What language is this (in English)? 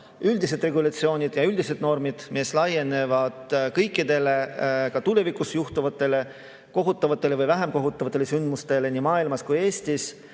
Estonian